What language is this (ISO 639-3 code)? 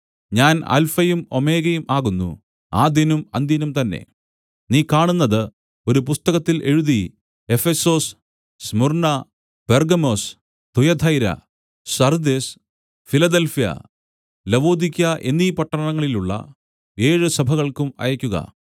mal